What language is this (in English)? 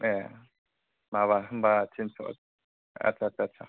Bodo